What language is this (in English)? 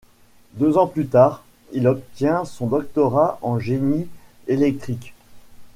French